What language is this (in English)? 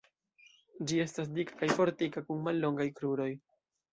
Esperanto